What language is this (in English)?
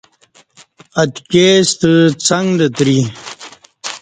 Kati